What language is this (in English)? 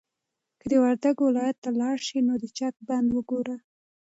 Pashto